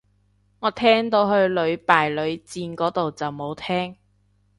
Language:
Cantonese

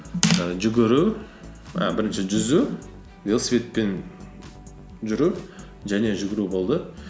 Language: Kazakh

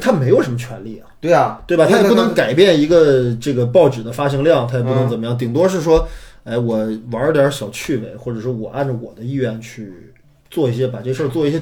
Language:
Chinese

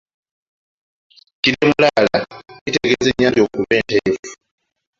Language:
Ganda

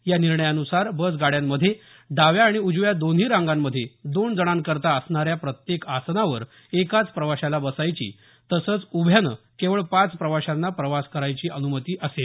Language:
Marathi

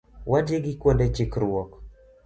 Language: Luo (Kenya and Tanzania)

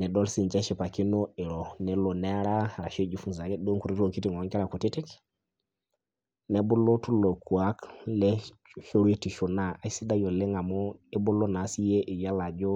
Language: Masai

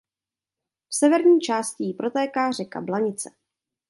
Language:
Czech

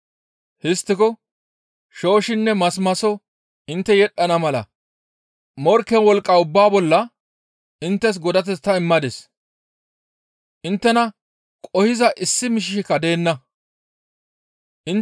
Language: Gamo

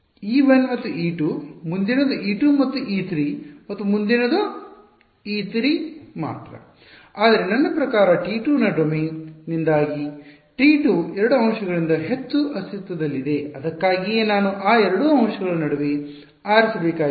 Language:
Kannada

